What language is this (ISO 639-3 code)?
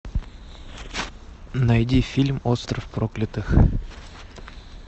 rus